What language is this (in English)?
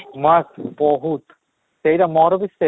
Odia